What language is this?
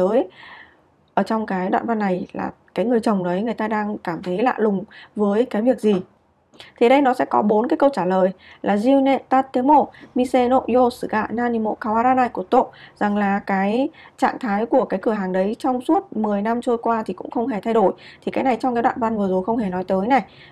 Vietnamese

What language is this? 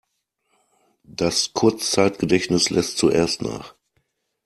German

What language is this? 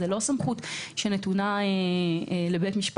Hebrew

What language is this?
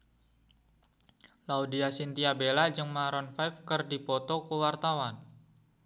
Sundanese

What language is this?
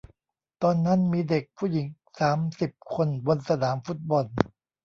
Thai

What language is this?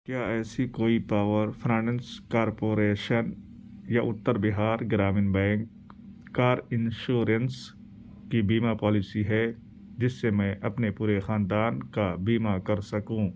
Urdu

